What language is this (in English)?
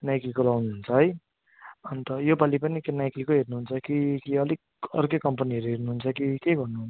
Nepali